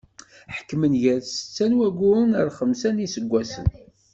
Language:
Kabyle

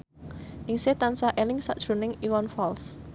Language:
Javanese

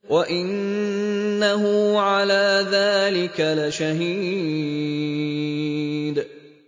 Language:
Arabic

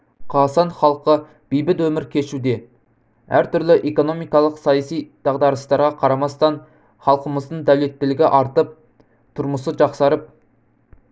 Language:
Kazakh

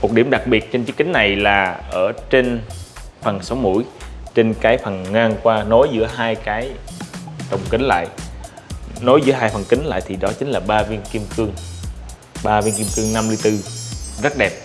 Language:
Vietnamese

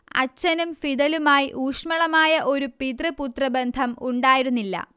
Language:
Malayalam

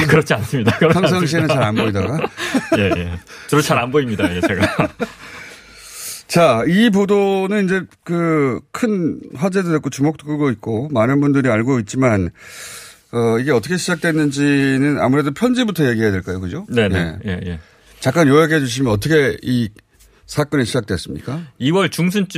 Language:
Korean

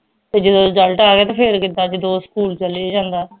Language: Punjabi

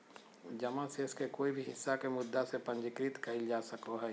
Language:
Magahi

